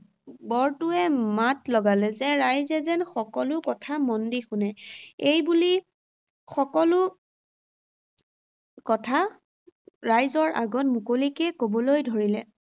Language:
Assamese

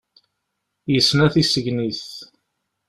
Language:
Kabyle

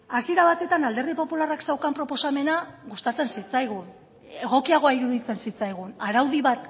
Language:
Basque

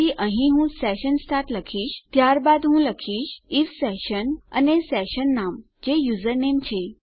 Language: Gujarati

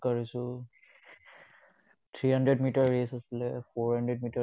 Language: Assamese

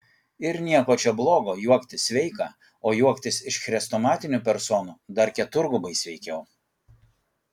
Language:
Lithuanian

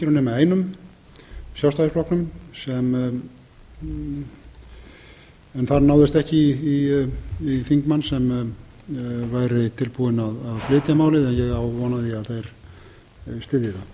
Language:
Icelandic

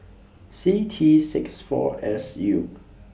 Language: English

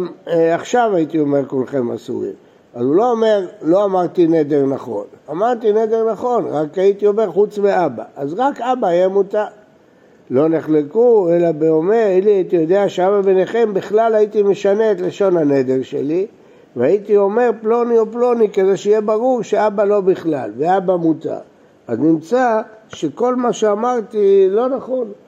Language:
Hebrew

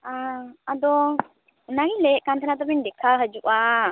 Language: Santali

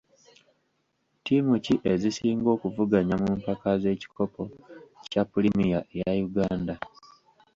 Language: Ganda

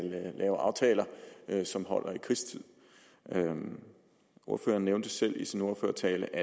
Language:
Danish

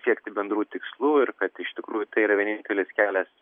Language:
Lithuanian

